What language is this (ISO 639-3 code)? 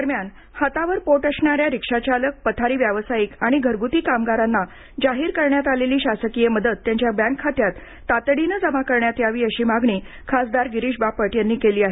mar